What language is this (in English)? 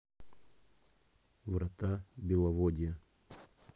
Russian